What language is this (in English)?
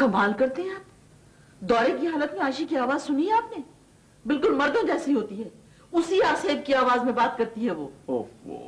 Urdu